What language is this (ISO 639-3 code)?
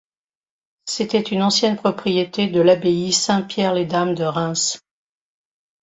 fra